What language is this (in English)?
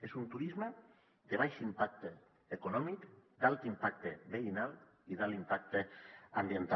Catalan